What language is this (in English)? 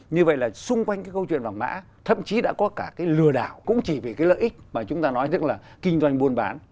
Vietnamese